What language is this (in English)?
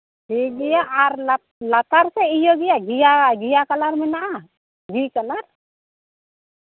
Santali